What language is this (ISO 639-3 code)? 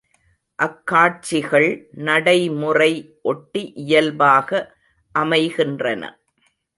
tam